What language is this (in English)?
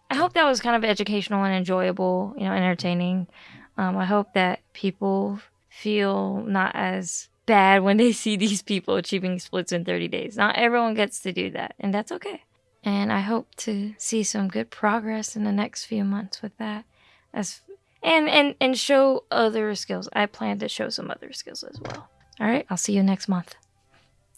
English